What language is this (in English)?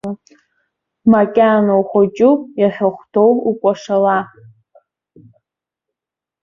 Abkhazian